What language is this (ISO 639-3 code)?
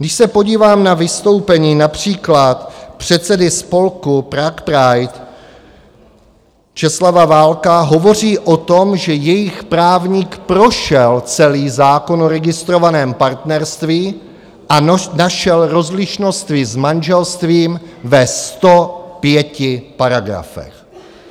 ces